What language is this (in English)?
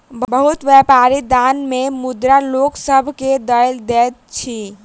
Maithili